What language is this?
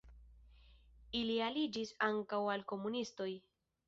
Esperanto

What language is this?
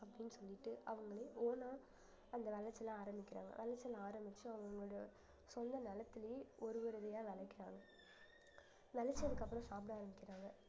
Tamil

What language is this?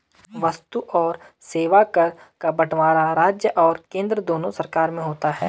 Hindi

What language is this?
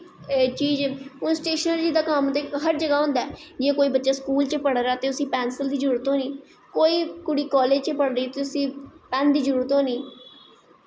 Dogri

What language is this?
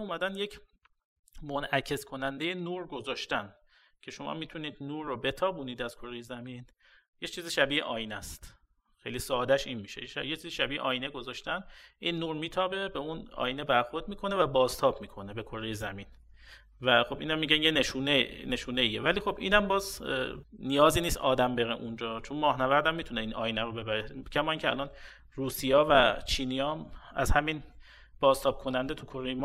Persian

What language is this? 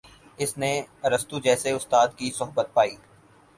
Urdu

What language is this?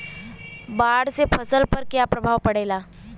Bhojpuri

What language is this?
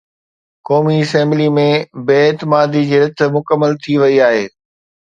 Sindhi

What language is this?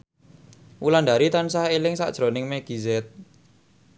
Javanese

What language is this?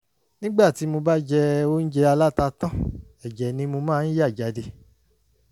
Yoruba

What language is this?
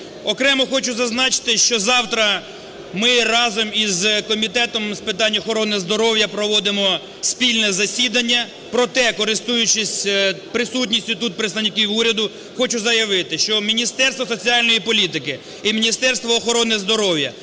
Ukrainian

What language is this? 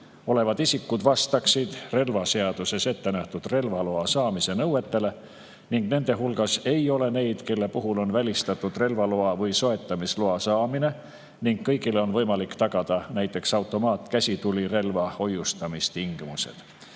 Estonian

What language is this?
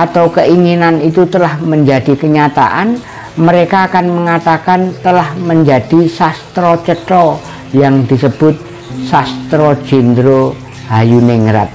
Indonesian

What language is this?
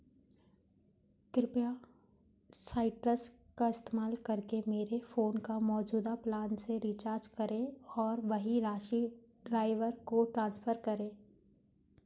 Hindi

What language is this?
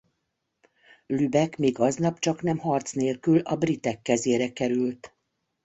Hungarian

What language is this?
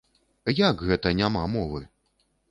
Belarusian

